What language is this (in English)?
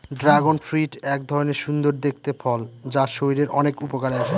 Bangla